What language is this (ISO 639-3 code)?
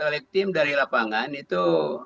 ind